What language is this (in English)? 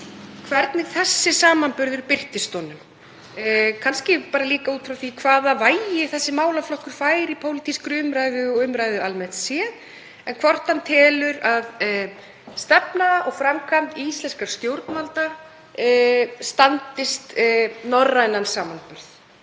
Icelandic